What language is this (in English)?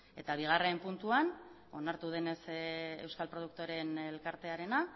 Basque